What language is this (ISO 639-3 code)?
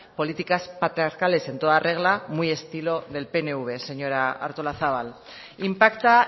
spa